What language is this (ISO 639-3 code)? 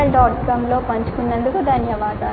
tel